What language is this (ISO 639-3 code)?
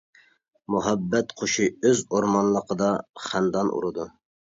uig